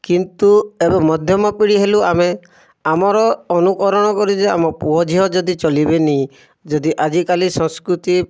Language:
Odia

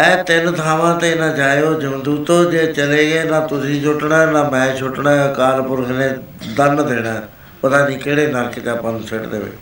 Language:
Punjabi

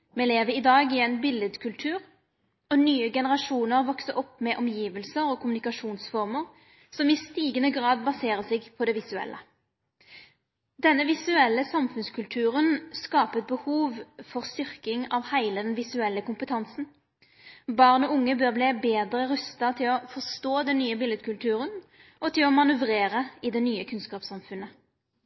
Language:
Norwegian Nynorsk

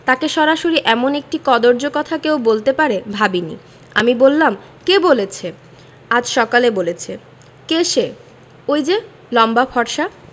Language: Bangla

